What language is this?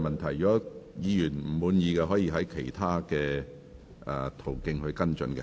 Cantonese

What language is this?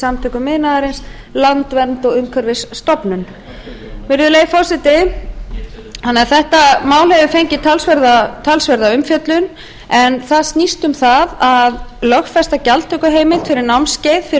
Icelandic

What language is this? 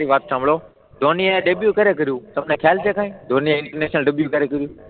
Gujarati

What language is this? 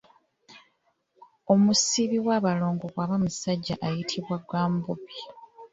Ganda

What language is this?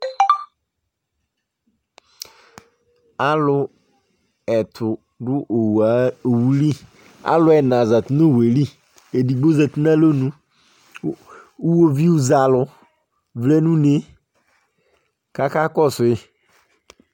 Ikposo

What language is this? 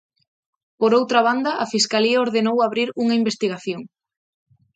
Galician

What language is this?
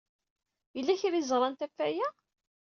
Kabyle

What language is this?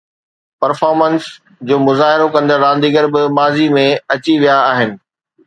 Sindhi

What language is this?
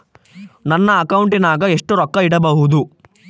Kannada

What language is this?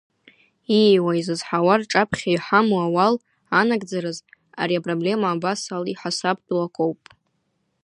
Abkhazian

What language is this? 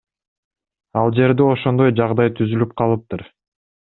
Kyrgyz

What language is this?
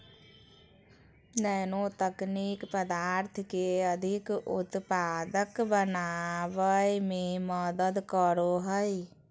Magahi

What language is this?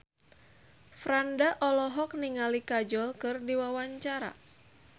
Sundanese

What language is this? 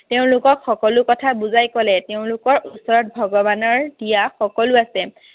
Assamese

